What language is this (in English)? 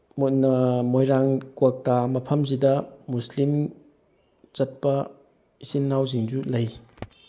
Manipuri